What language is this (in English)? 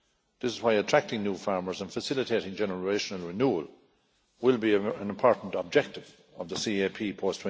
English